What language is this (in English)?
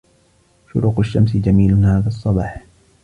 Arabic